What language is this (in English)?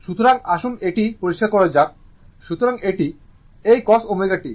Bangla